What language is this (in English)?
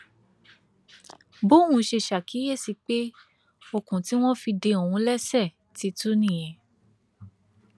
Yoruba